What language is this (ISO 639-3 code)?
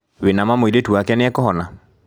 kik